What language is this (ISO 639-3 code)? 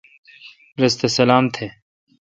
xka